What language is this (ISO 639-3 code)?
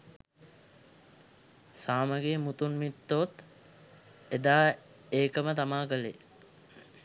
sin